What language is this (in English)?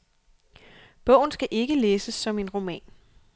Danish